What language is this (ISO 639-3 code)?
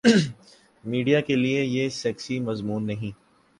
urd